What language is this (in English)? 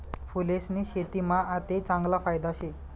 Marathi